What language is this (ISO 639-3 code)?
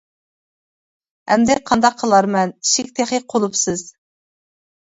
uig